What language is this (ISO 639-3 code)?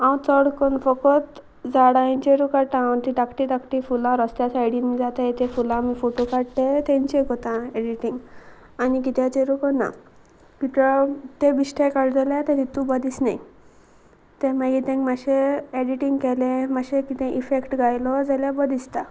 kok